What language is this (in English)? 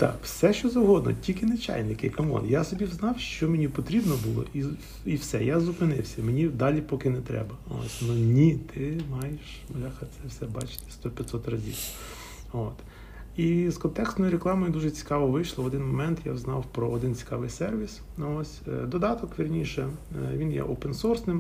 Ukrainian